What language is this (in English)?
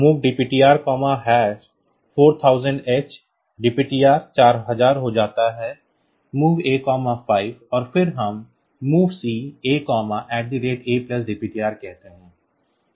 Hindi